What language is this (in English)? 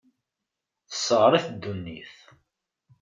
Kabyle